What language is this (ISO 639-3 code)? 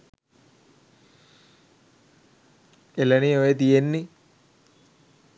sin